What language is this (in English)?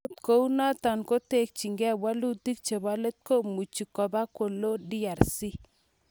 Kalenjin